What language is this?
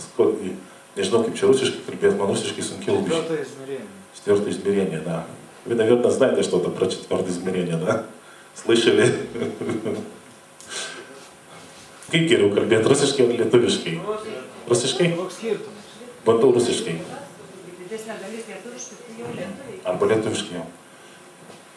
Lithuanian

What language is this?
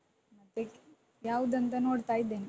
Kannada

